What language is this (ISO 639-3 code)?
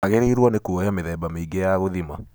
kik